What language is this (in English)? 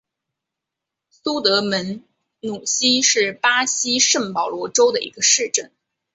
Chinese